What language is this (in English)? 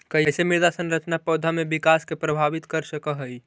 Magahi